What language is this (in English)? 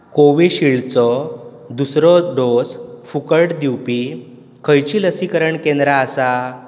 Konkani